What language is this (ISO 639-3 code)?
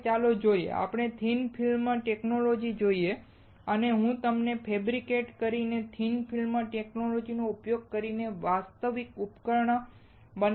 guj